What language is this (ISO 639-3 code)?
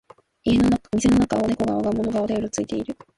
jpn